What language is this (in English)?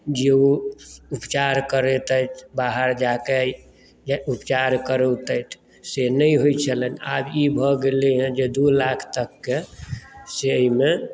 Maithili